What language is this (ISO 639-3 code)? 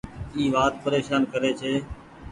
gig